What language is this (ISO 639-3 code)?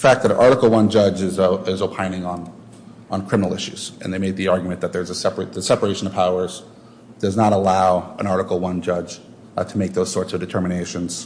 eng